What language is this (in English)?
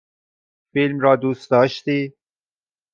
Persian